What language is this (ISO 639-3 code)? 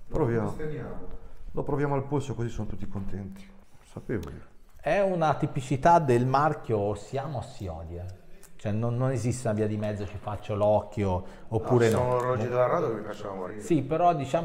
ita